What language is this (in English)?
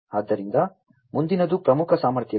Kannada